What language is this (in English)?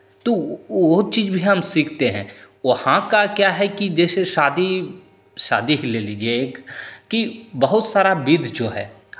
Hindi